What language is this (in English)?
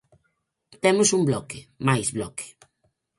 Galician